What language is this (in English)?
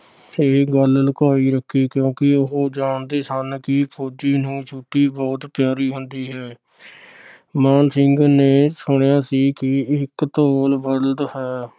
Punjabi